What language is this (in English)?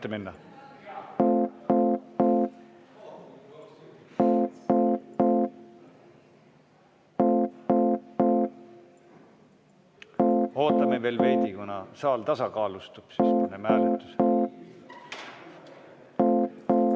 Estonian